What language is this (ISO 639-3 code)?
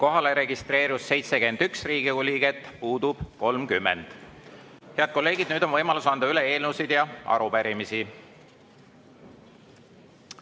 est